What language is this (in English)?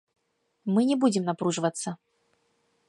Belarusian